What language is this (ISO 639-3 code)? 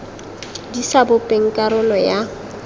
tsn